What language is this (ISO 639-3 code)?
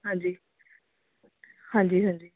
pan